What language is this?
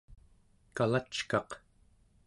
Central Yupik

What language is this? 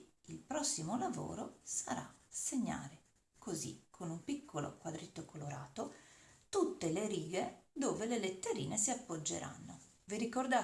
Italian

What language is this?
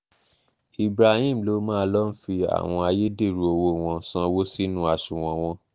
Yoruba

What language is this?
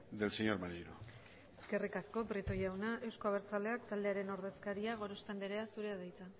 Basque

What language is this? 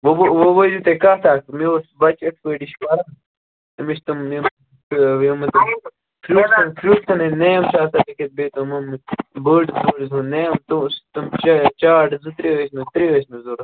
Kashmiri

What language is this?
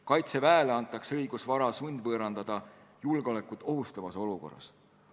Estonian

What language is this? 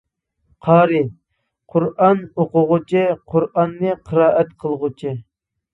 Uyghur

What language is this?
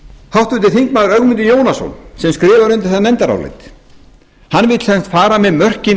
Icelandic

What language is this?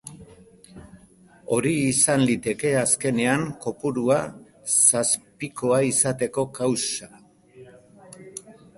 Basque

